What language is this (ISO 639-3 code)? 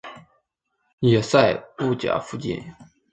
zho